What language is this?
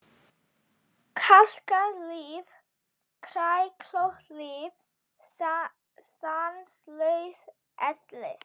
Icelandic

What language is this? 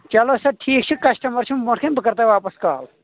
Kashmiri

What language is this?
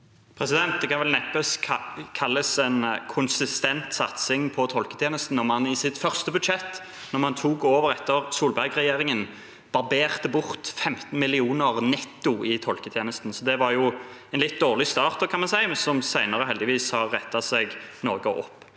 Norwegian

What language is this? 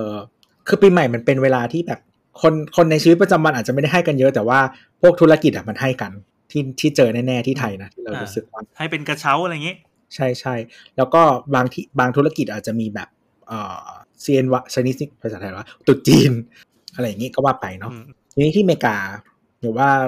Thai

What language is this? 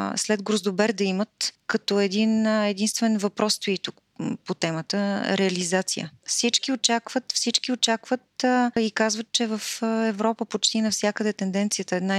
Bulgarian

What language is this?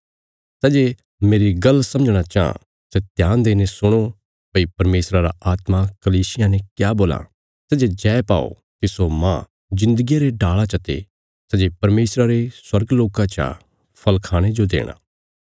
Bilaspuri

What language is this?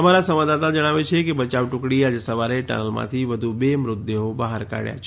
Gujarati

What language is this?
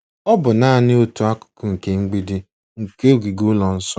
Igbo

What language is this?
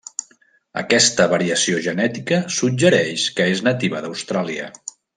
Catalan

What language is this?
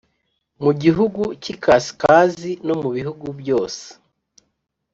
Kinyarwanda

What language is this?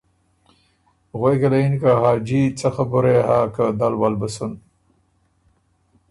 Ormuri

